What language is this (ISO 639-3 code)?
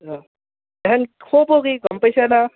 asm